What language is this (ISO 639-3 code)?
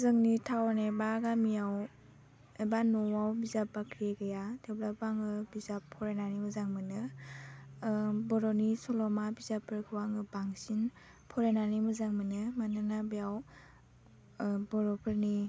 brx